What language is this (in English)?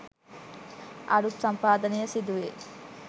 Sinhala